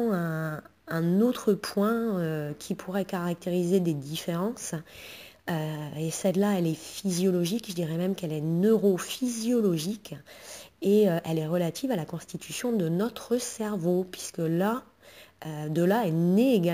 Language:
French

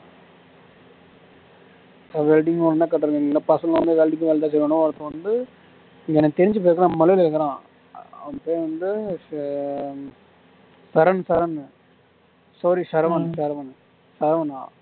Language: Tamil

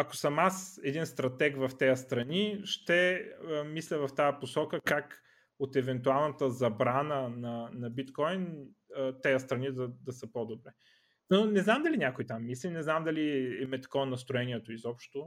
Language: Bulgarian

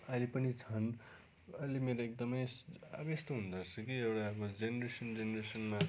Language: Nepali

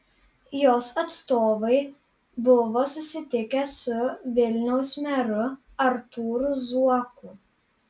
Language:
Lithuanian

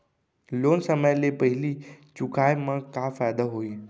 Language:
Chhattisgarhi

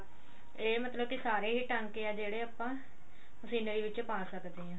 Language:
Punjabi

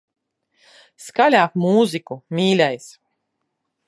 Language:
Latvian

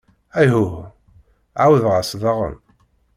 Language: Kabyle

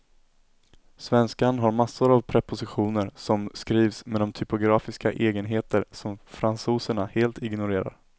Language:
Swedish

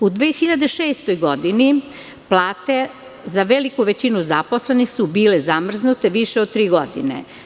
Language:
Serbian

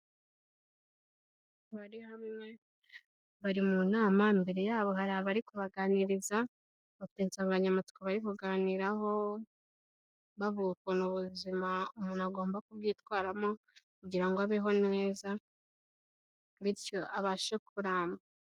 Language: Kinyarwanda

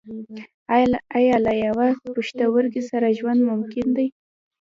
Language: Pashto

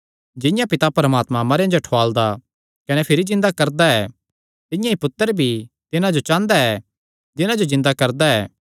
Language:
Kangri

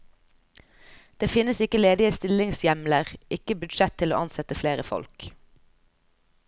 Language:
Norwegian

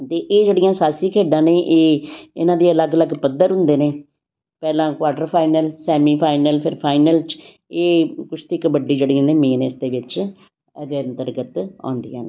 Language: Punjabi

